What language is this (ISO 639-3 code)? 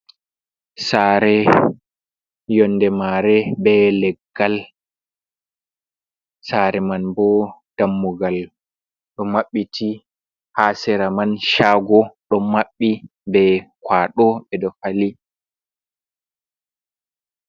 ful